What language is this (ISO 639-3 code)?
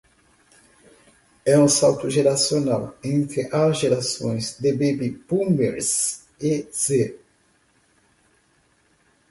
por